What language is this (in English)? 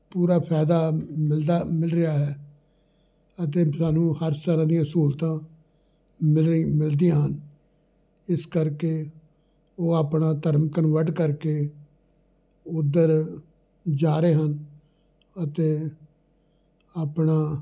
Punjabi